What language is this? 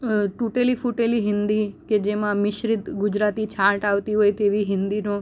Gujarati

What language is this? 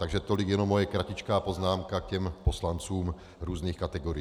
Czech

